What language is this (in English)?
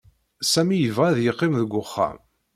Kabyle